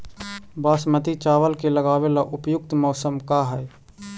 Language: Magahi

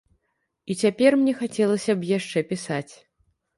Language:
Belarusian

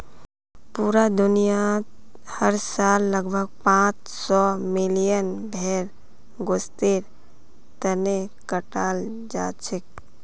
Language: Magahi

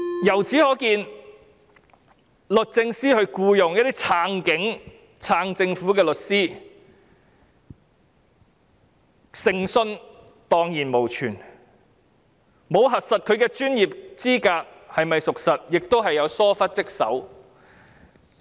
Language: Cantonese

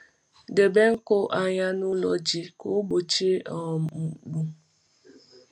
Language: Igbo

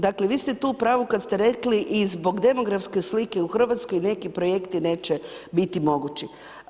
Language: Croatian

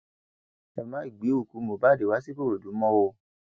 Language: Yoruba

